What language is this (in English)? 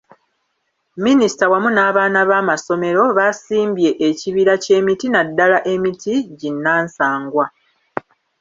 Ganda